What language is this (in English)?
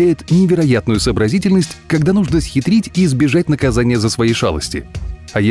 Russian